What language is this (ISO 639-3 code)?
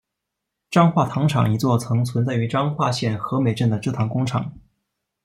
zho